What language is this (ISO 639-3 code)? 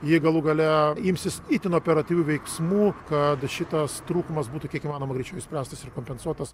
lit